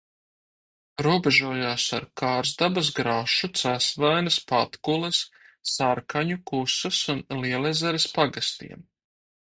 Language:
Latvian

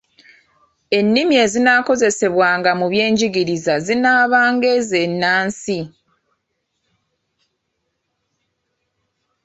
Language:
Ganda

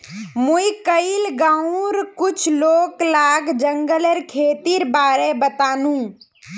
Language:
Magahi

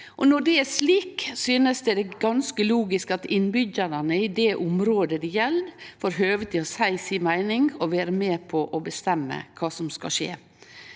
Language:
Norwegian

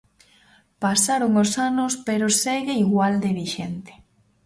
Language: Galician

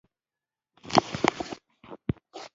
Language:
Pashto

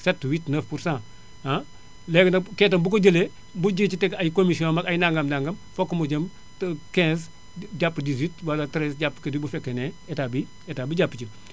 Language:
Wolof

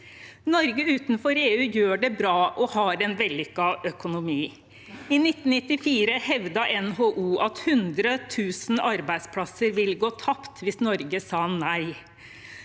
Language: Norwegian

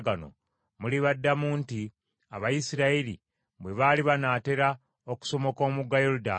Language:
Ganda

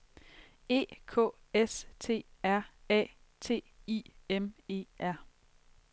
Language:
Danish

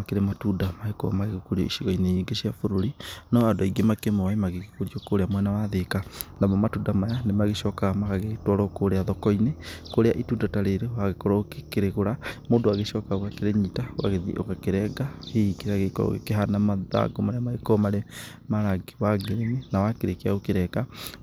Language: Kikuyu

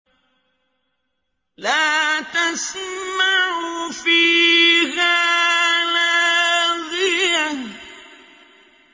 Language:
Arabic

